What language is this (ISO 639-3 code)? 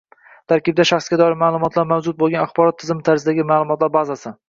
uzb